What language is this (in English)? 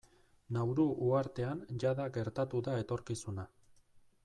Basque